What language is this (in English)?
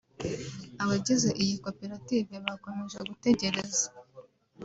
Kinyarwanda